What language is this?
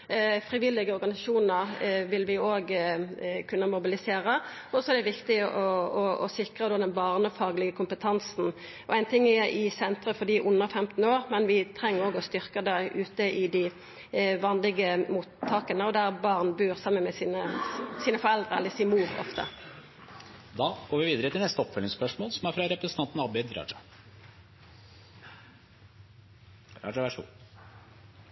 Norwegian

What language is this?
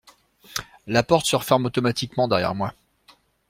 French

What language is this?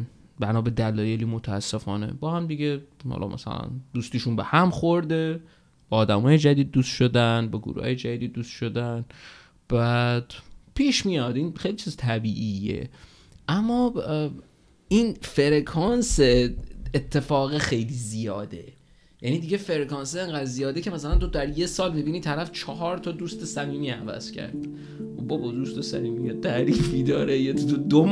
Persian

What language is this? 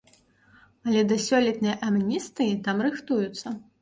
Belarusian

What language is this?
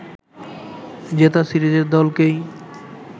Bangla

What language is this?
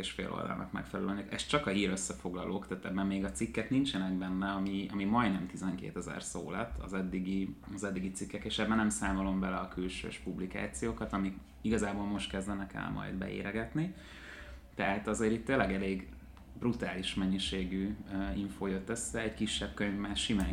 Hungarian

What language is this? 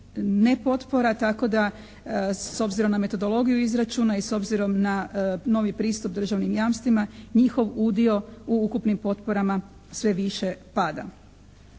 Croatian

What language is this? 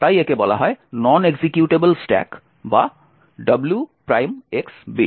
Bangla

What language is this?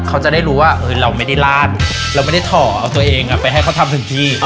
Thai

